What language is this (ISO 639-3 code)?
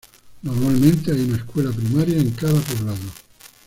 spa